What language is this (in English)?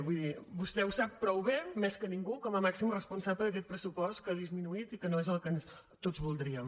Catalan